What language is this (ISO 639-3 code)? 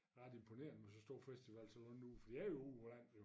dan